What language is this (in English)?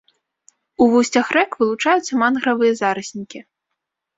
Belarusian